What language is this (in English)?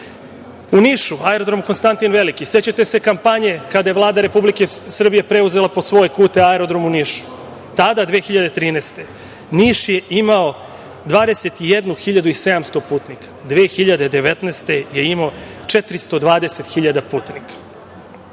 Serbian